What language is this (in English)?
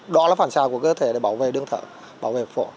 Vietnamese